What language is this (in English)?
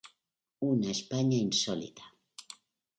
Spanish